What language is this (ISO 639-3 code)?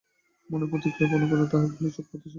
ben